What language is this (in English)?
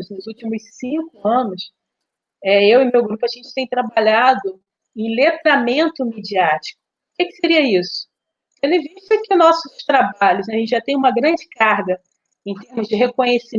Portuguese